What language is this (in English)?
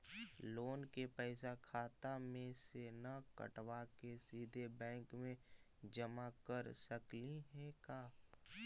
Magahi